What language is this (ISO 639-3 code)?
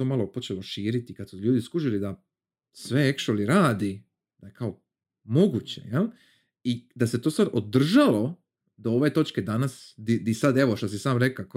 hrv